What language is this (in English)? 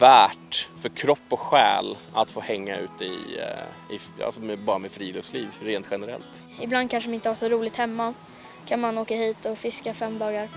Swedish